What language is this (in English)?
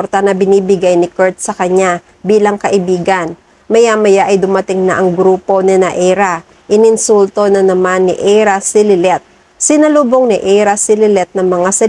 Filipino